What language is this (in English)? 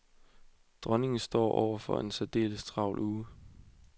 Danish